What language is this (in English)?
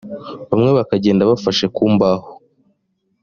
Kinyarwanda